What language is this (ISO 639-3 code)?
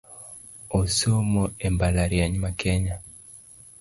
luo